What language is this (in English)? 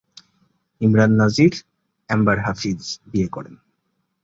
Bangla